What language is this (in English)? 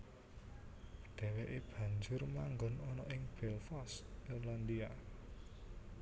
Javanese